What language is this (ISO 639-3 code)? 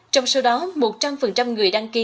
vie